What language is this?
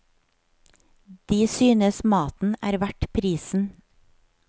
Norwegian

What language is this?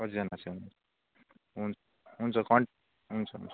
Nepali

